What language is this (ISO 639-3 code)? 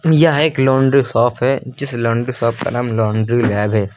hin